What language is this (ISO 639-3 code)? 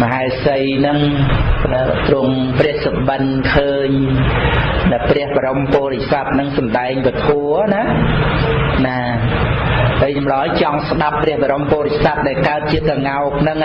khm